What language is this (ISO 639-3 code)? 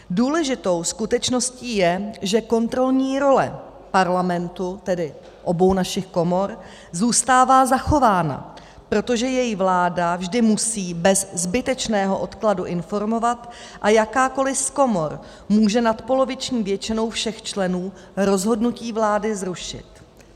ces